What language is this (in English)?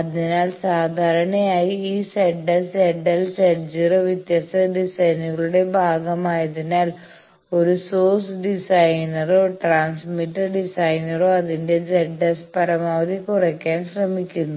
Malayalam